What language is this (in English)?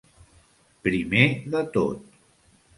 Catalan